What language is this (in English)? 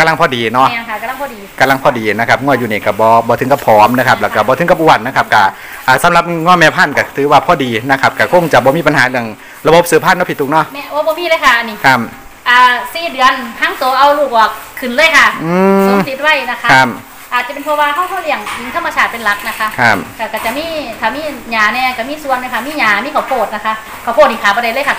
Thai